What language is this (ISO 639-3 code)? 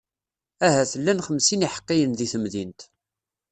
kab